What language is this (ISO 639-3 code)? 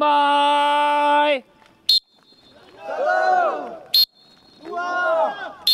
msa